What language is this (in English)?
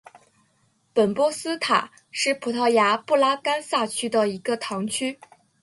Chinese